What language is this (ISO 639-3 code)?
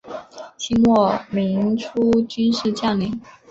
zho